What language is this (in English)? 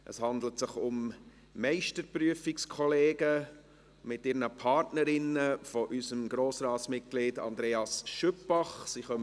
Swiss German